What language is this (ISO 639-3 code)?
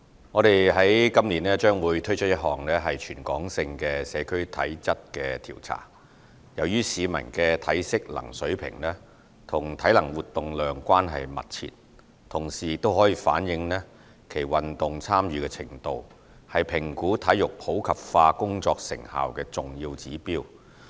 yue